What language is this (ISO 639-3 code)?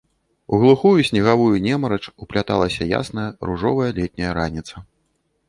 bel